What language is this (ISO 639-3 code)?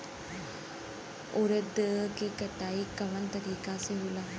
bho